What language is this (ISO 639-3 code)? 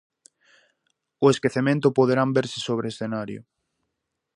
glg